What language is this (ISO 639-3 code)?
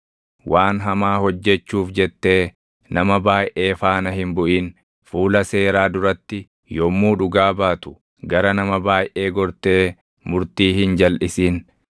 orm